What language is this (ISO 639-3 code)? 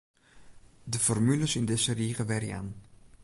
fry